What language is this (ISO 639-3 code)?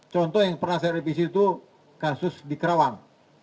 ind